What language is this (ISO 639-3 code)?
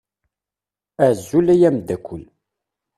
kab